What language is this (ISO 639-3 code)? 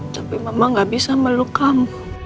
ind